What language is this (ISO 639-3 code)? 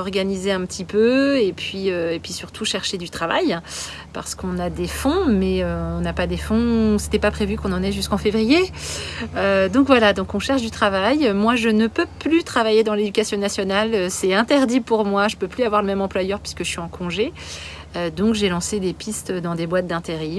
fra